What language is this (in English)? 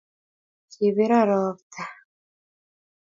Kalenjin